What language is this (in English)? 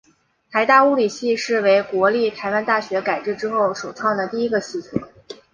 Chinese